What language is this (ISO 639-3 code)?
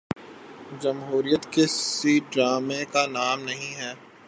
urd